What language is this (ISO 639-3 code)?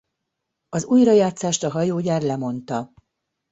hun